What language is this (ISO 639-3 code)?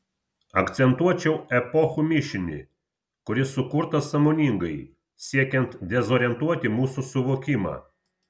lit